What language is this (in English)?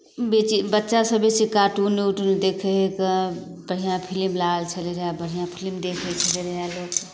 Maithili